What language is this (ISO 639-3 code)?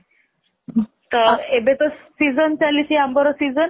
ori